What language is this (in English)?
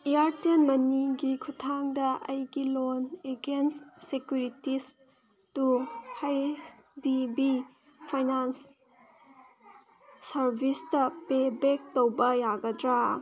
Manipuri